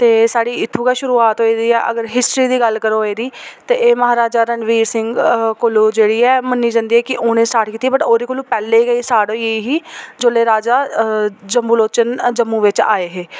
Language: Dogri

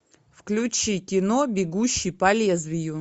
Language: Russian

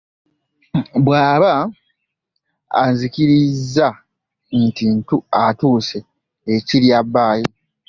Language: Ganda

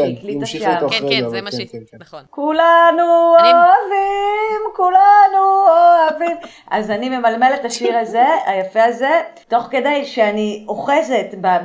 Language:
Hebrew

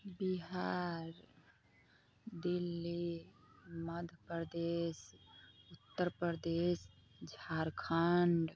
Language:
Maithili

